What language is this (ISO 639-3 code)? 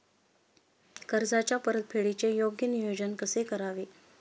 mar